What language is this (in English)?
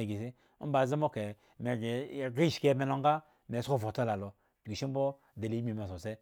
Eggon